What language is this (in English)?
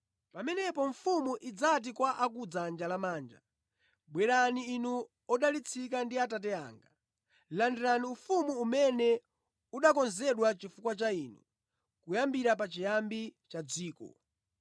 Nyanja